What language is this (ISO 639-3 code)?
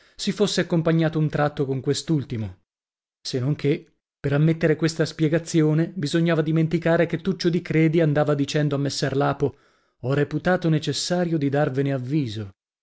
ita